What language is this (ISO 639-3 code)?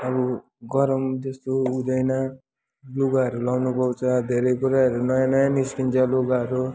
nep